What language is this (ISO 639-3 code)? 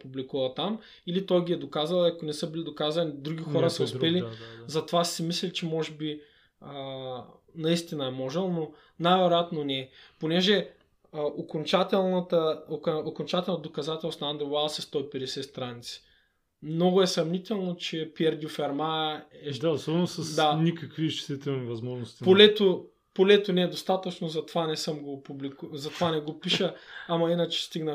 bul